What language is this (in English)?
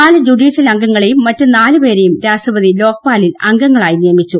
Malayalam